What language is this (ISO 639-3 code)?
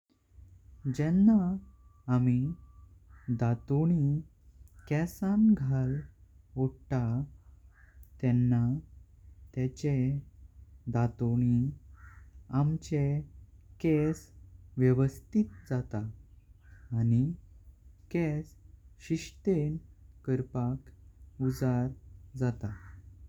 kok